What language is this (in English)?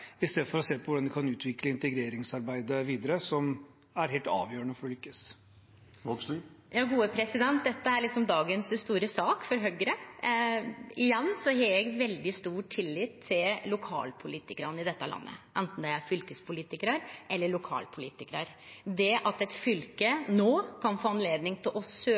Norwegian